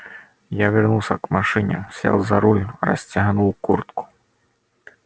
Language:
Russian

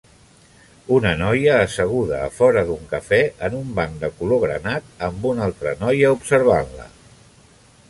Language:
Catalan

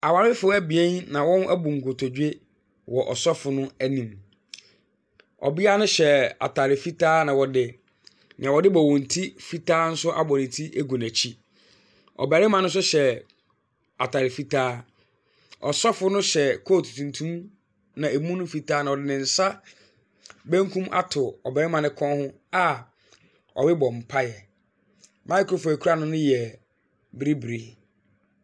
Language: Akan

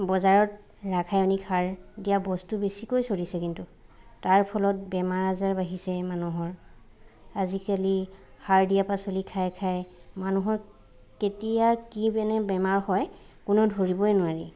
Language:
Assamese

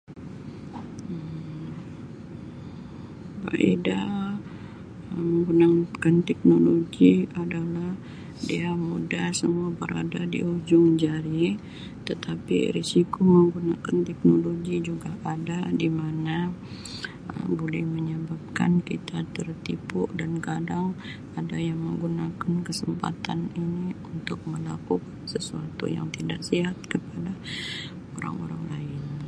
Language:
Sabah Malay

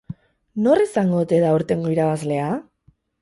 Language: Basque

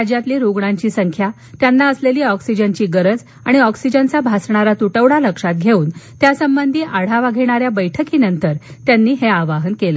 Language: Marathi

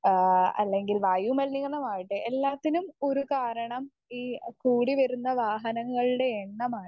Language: Malayalam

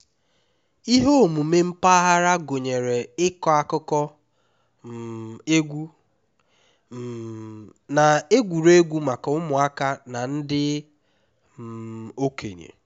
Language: Igbo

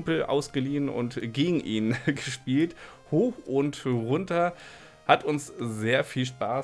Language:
German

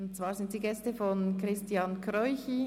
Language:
Swiss German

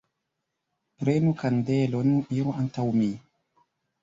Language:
Esperanto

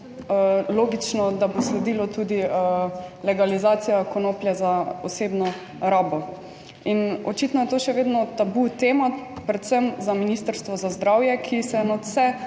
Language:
Slovenian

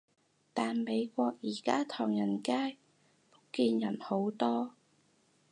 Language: Cantonese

